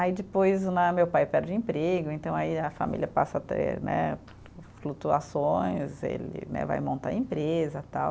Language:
Portuguese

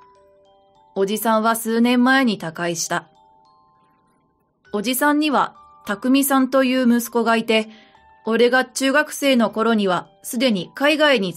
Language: Japanese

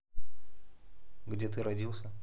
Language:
Russian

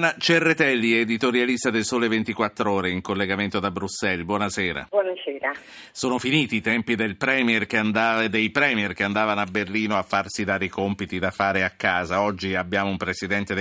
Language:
Italian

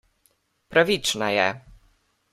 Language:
Slovenian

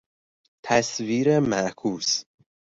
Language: Persian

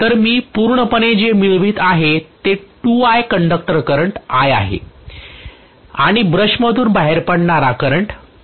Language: Marathi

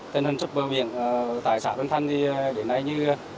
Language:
Vietnamese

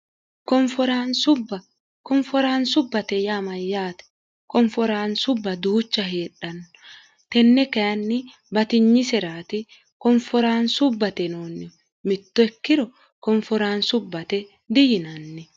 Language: Sidamo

